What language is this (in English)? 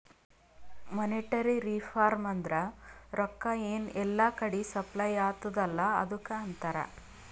Kannada